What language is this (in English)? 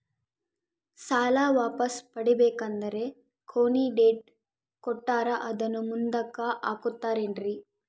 Kannada